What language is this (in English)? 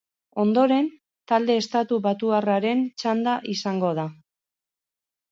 Basque